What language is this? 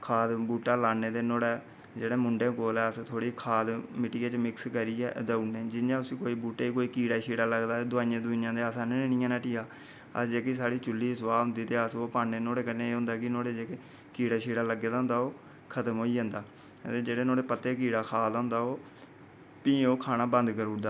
Dogri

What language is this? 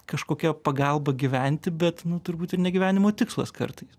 Lithuanian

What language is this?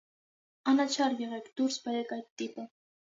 Armenian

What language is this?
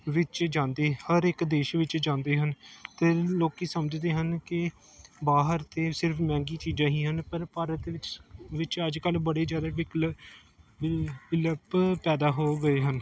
Punjabi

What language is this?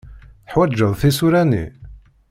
Kabyle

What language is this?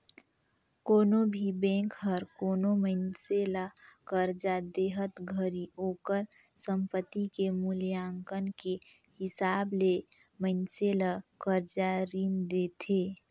Chhattisgarhi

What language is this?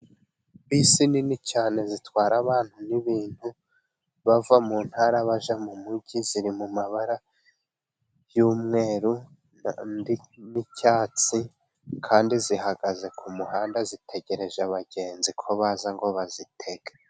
Kinyarwanda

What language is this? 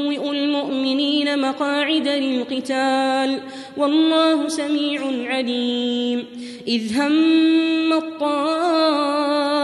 Arabic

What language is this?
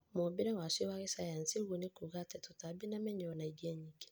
Kikuyu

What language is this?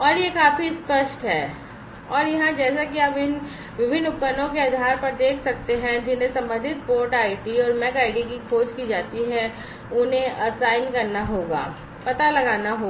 Hindi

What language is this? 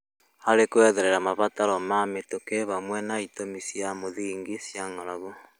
Kikuyu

